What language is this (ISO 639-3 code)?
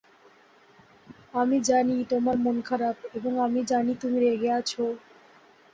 ben